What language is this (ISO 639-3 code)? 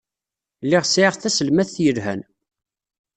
kab